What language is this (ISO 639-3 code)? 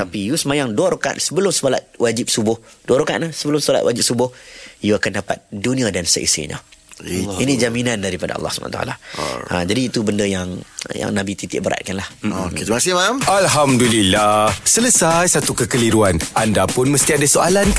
msa